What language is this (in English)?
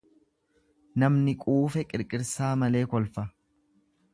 Oromo